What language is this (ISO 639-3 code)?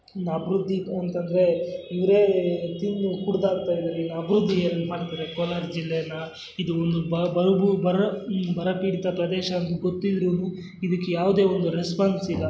kan